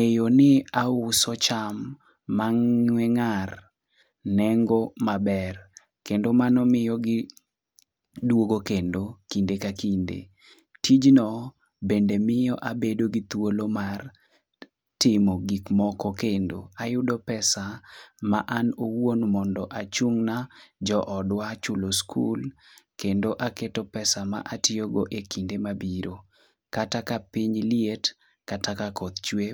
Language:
Luo (Kenya and Tanzania)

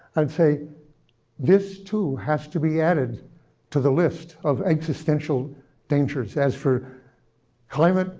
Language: English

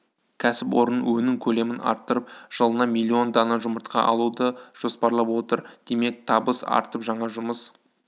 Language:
Kazakh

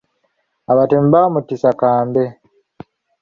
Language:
Ganda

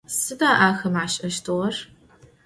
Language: Adyghe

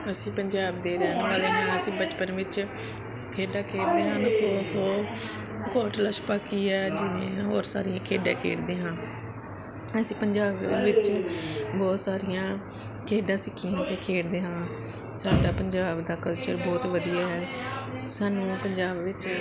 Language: Punjabi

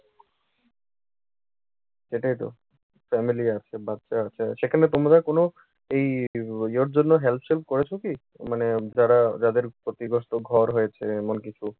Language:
Bangla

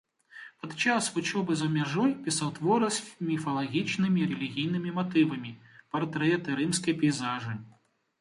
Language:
Belarusian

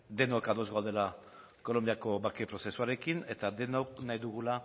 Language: Basque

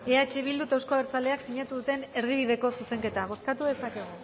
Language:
Basque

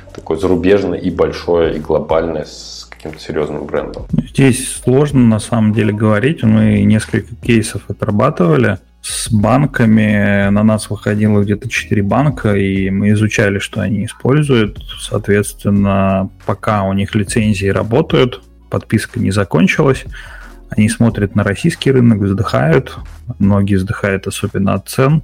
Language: Russian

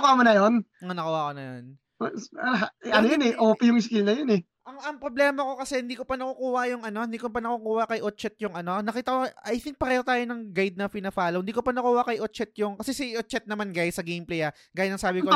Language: Filipino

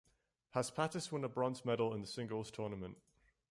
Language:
English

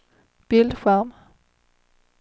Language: Swedish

